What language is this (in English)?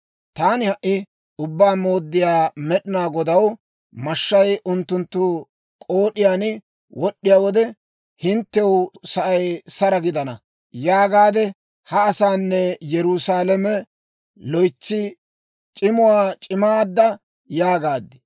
Dawro